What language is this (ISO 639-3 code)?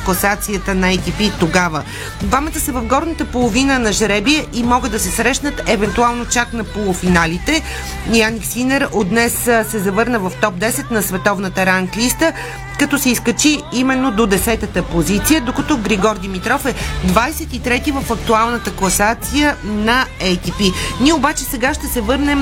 bul